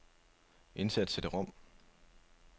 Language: Danish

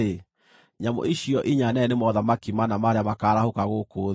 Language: Kikuyu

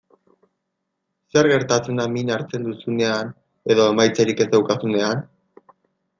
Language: Basque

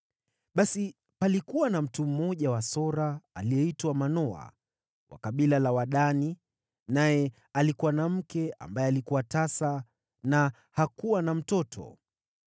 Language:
Swahili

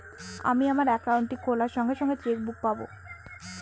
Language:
Bangla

